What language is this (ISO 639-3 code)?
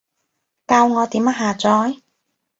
yue